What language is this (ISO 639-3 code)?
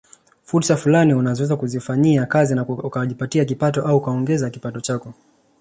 swa